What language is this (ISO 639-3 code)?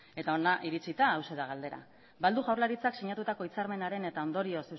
eus